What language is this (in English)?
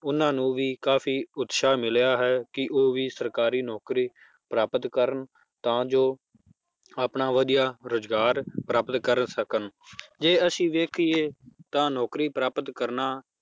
Punjabi